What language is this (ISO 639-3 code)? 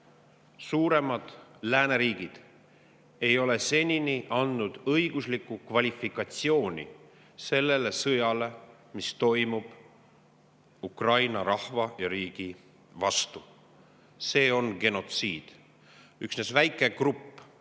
est